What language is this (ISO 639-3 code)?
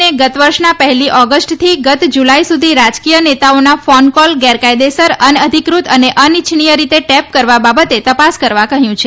guj